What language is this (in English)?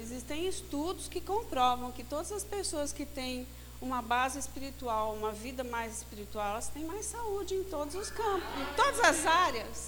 Portuguese